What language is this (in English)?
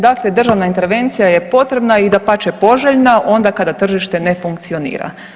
Croatian